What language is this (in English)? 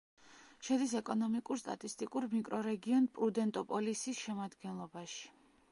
Georgian